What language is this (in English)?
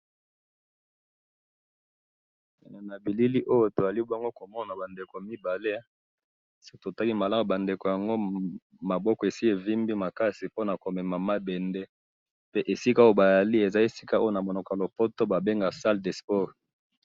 Lingala